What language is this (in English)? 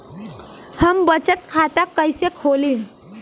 Bhojpuri